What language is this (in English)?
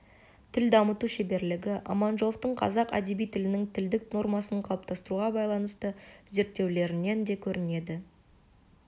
Kazakh